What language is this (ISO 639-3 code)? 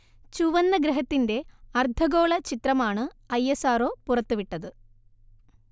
mal